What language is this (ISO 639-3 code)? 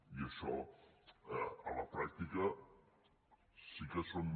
cat